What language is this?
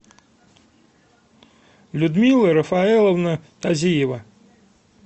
Russian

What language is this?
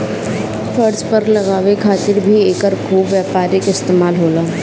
Bhojpuri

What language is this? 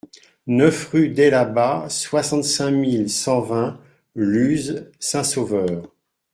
French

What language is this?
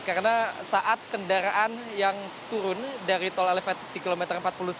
Indonesian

